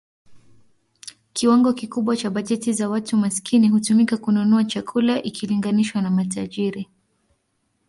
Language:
Swahili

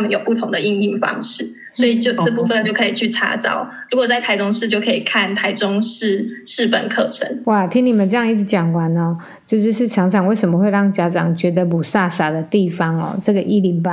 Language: Chinese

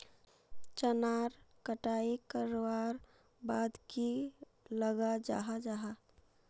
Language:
Magahi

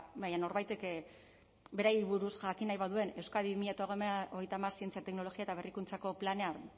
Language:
Basque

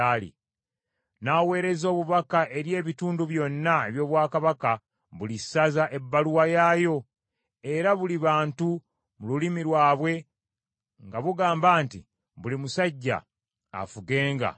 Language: Ganda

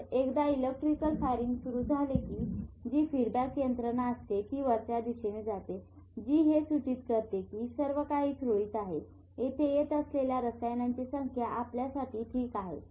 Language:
Marathi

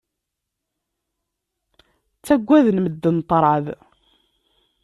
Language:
Kabyle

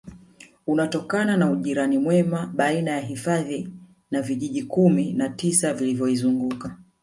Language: Swahili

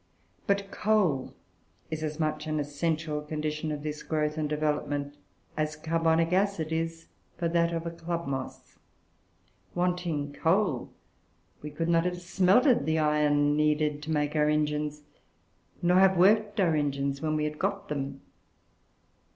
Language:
English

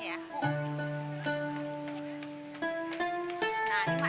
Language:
Indonesian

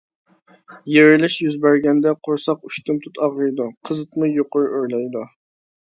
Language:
Uyghur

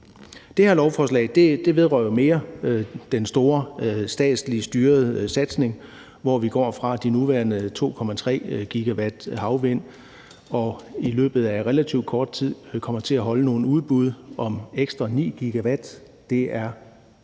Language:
Danish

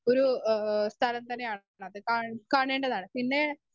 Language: Malayalam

